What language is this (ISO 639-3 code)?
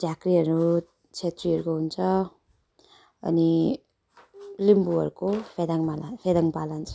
nep